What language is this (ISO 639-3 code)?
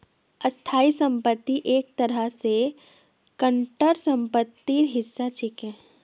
mag